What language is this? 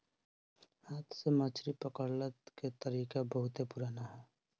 Bhojpuri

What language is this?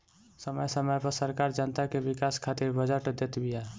Bhojpuri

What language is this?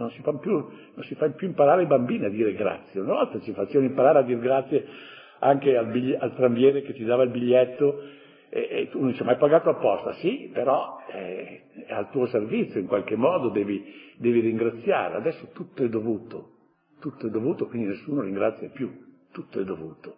Italian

